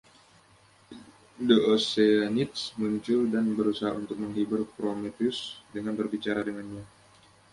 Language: Indonesian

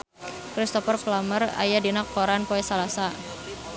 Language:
Sundanese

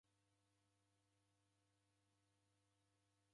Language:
Taita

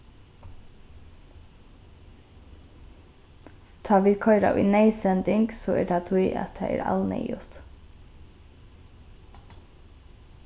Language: Faroese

